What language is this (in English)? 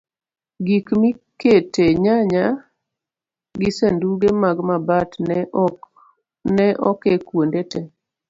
Luo (Kenya and Tanzania)